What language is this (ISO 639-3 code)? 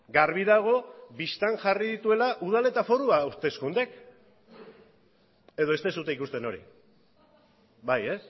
eus